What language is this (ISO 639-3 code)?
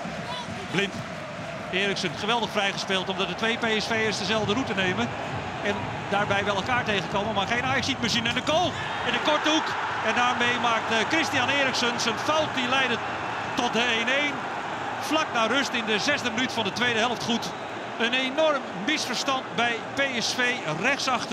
nld